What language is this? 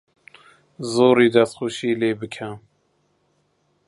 Central Kurdish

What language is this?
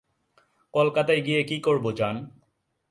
Bangla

